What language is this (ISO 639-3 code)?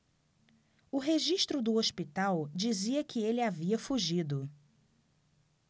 por